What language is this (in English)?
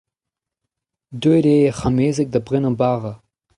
Breton